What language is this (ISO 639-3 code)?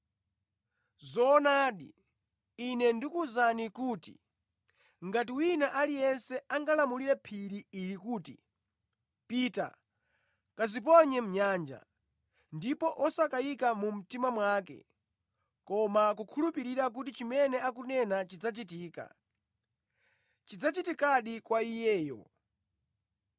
nya